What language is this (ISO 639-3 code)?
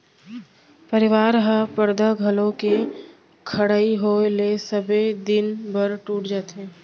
hne